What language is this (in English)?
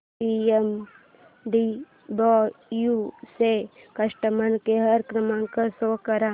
Marathi